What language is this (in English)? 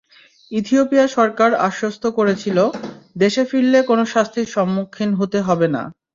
Bangla